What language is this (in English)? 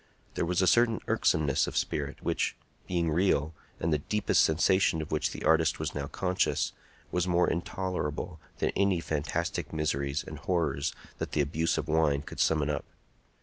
English